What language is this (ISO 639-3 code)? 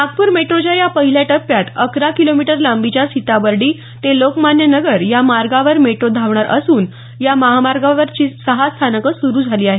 mar